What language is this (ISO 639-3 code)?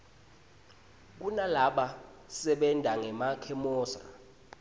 ssw